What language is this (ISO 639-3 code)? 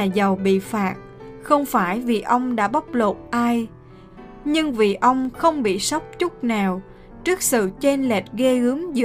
vie